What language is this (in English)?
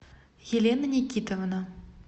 Russian